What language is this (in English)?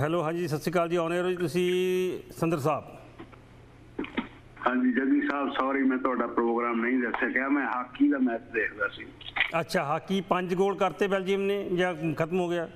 Hindi